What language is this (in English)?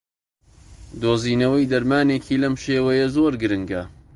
Central Kurdish